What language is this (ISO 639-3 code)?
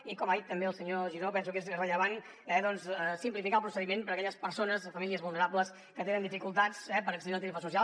cat